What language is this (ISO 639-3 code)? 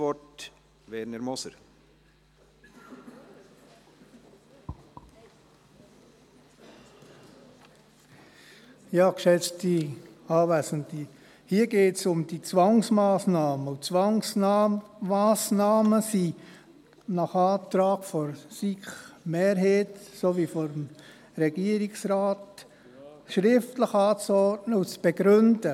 gsw